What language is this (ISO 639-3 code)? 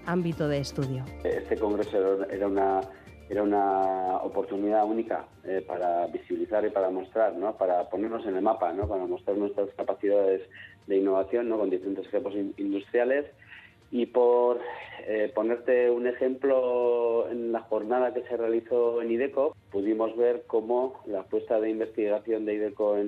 spa